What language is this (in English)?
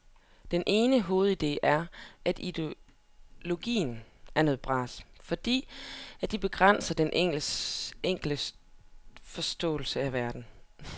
Danish